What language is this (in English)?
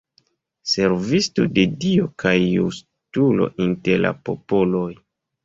Esperanto